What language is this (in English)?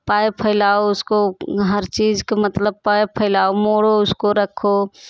Hindi